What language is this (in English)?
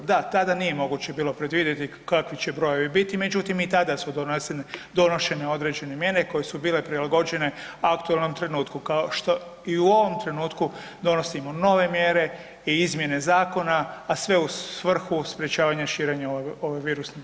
Croatian